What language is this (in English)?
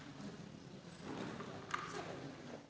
Slovenian